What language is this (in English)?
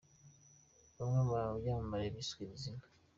Kinyarwanda